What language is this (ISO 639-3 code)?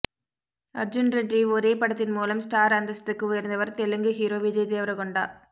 tam